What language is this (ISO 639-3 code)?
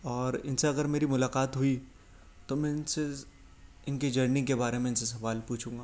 urd